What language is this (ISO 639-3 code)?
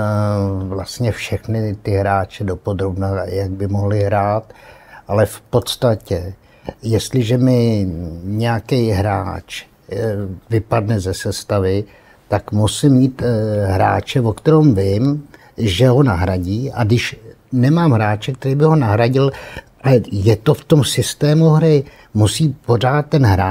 ces